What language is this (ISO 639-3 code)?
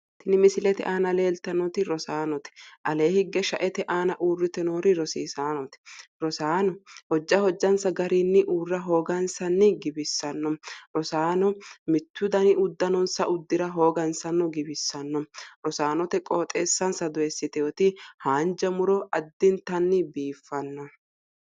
sid